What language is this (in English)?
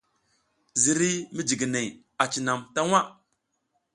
South Giziga